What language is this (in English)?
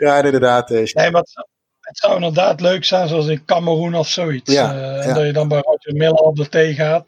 Dutch